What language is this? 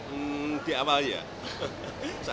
Indonesian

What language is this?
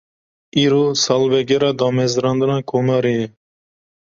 Kurdish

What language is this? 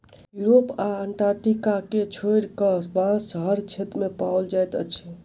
Maithili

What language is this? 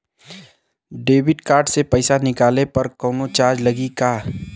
Bhojpuri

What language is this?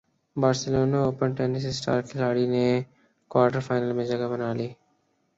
Urdu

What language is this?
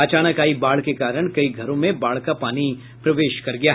Hindi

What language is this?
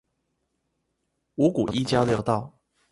Chinese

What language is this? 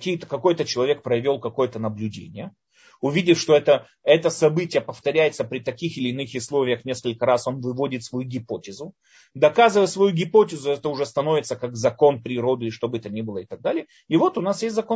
Russian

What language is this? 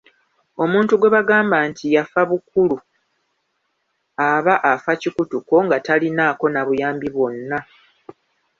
Ganda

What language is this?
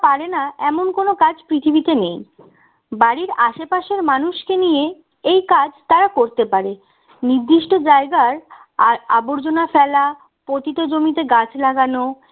Bangla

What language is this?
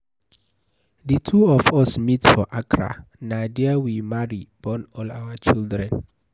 Nigerian Pidgin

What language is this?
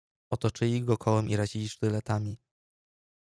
Polish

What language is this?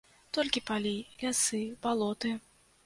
Belarusian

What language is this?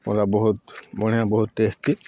Odia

